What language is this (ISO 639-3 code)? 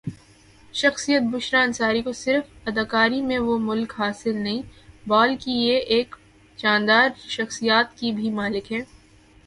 urd